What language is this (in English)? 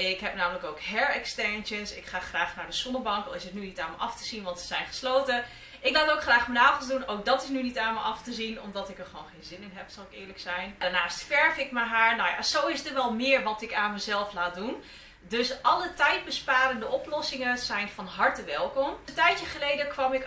Dutch